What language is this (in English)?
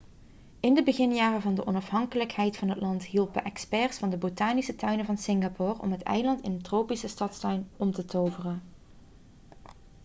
Dutch